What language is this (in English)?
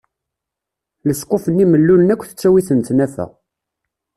Kabyle